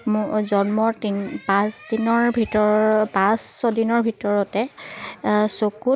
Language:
Assamese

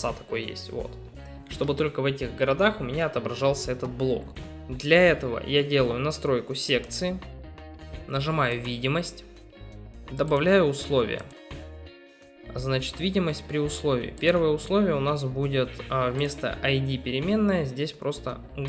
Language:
Russian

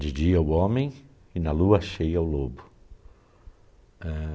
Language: Portuguese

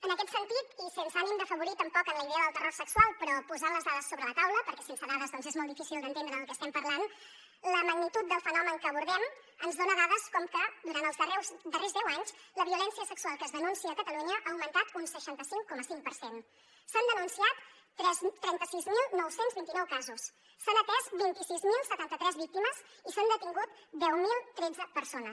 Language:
Catalan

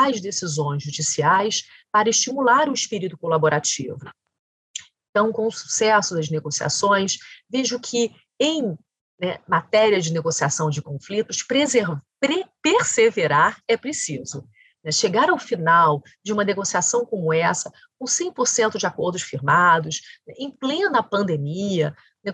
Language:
Portuguese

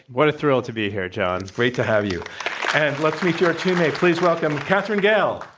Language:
English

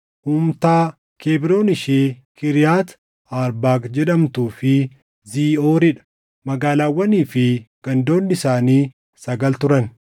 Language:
Oromo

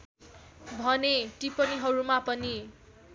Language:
Nepali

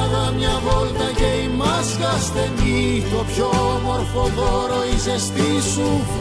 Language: Greek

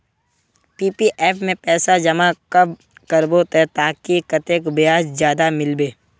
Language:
Magahi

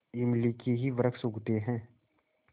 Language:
Hindi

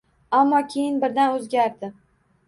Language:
Uzbek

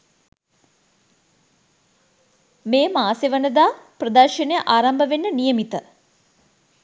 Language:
Sinhala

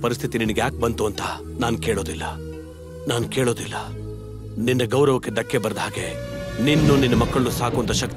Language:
Hindi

